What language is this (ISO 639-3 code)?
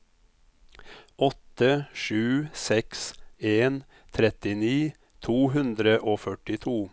nor